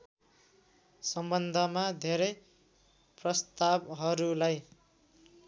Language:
Nepali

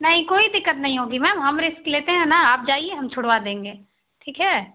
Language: Hindi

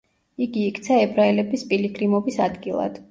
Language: Georgian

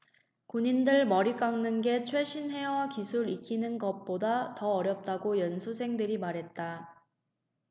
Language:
Korean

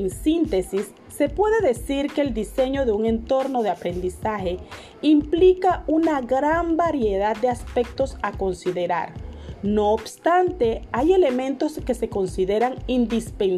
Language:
Spanish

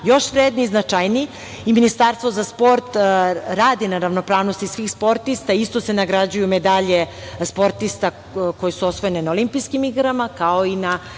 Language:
Serbian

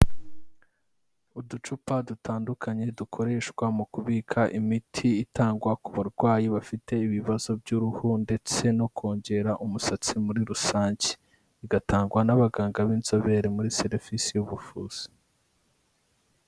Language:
Kinyarwanda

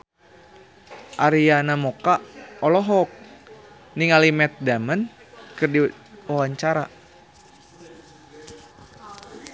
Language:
Sundanese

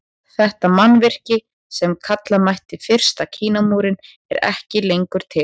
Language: Icelandic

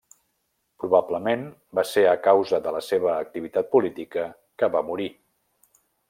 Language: Catalan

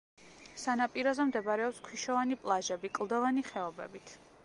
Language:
Georgian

